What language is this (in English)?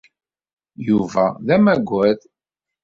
Kabyle